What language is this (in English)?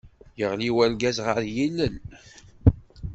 Kabyle